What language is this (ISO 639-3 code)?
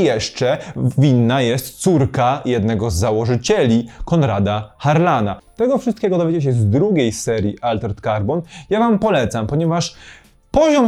pol